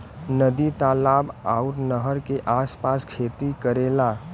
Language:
Bhojpuri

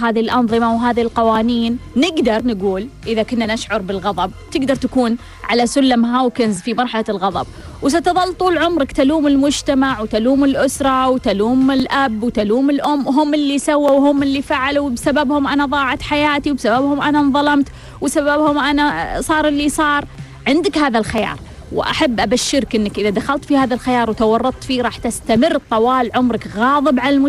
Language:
Arabic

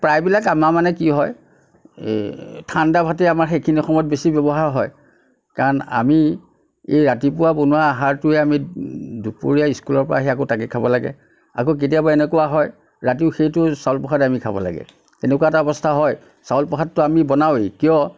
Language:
Assamese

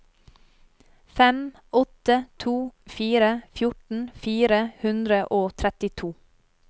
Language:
Norwegian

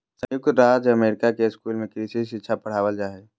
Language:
Magahi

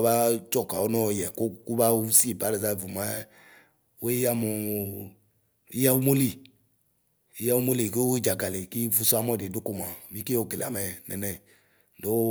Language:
Ikposo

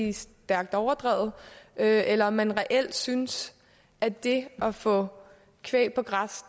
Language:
Danish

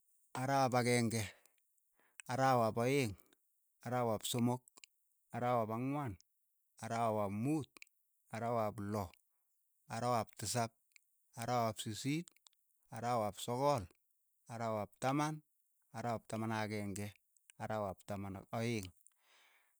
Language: Keiyo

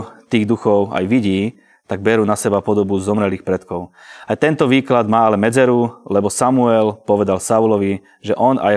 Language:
Slovak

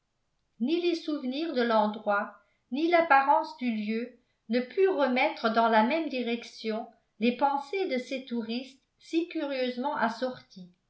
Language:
French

